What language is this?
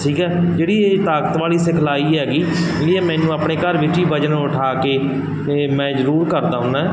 Punjabi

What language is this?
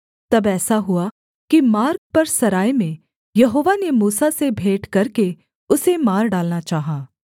Hindi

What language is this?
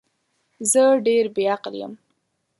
Pashto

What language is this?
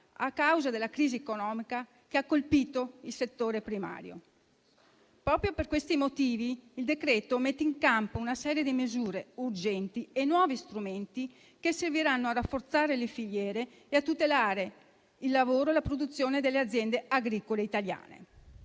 Italian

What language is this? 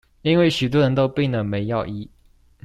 Chinese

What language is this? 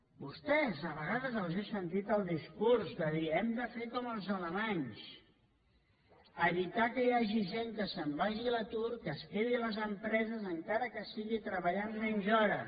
Catalan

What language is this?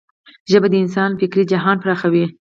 Pashto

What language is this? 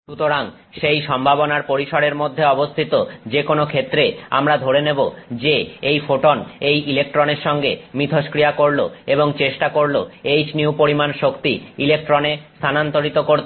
Bangla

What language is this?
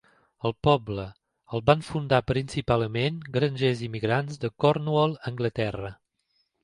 Catalan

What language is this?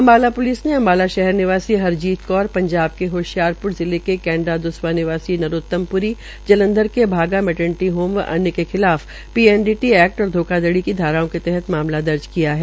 Hindi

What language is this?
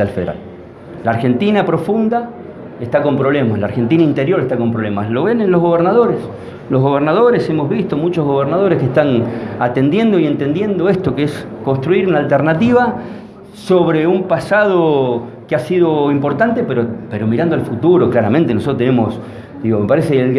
Spanish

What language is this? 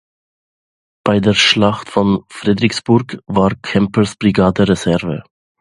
German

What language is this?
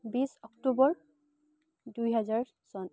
Assamese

